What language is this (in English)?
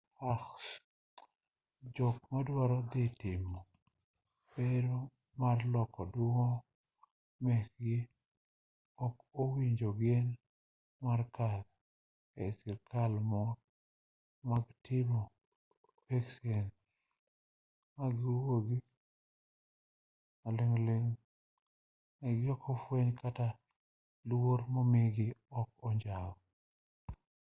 Luo (Kenya and Tanzania)